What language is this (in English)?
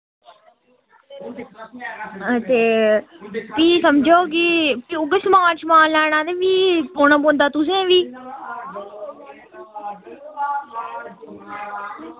Dogri